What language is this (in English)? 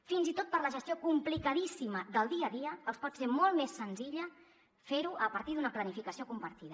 Catalan